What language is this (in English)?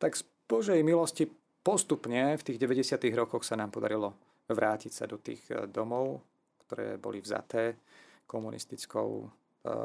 Slovak